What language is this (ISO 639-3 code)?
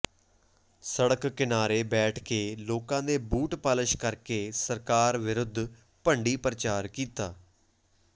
pan